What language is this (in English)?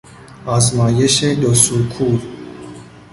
Persian